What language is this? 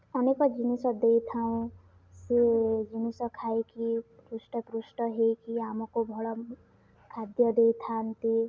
Odia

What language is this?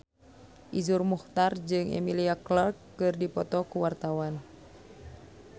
Sundanese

